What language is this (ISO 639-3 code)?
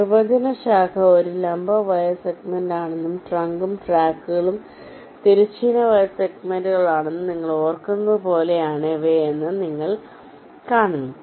mal